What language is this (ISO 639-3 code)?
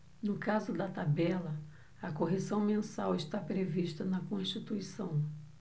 por